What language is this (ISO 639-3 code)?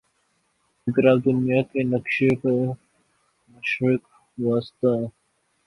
urd